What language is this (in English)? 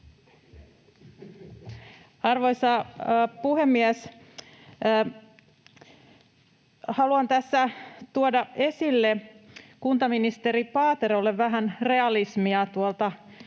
Finnish